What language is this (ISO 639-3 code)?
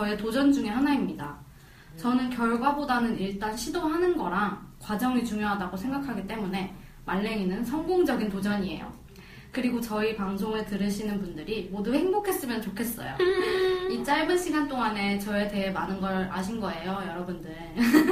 kor